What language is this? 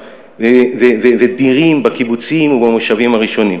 Hebrew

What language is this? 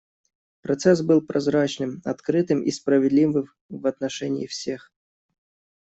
Russian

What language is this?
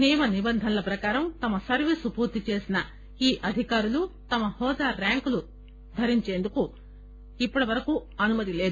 Telugu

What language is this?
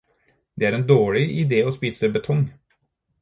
Norwegian Bokmål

